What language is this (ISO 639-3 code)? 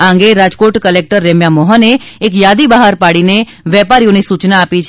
guj